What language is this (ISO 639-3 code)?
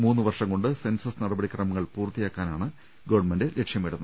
mal